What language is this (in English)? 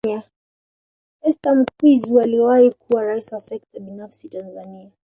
Swahili